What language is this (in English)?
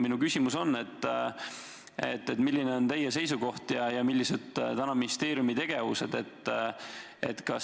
Estonian